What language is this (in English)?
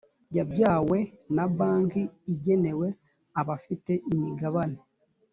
Kinyarwanda